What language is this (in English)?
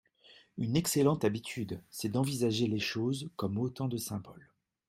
French